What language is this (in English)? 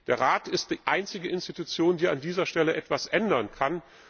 German